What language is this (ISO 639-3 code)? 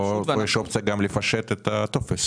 heb